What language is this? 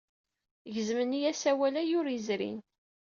Kabyle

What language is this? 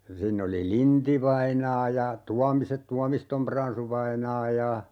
Finnish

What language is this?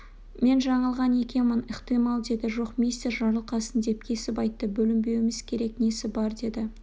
Kazakh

